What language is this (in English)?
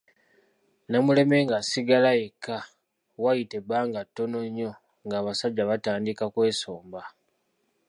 Ganda